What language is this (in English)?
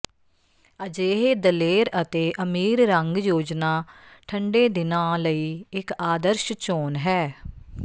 Punjabi